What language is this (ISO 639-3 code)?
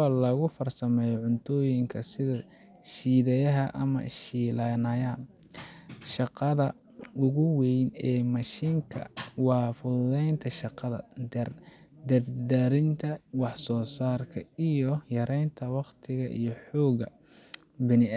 som